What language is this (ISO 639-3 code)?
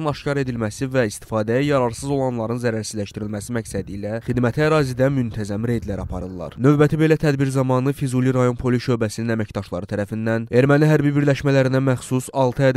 tur